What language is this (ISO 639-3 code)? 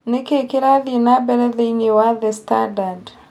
kik